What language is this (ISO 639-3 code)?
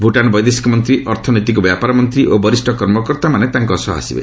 ori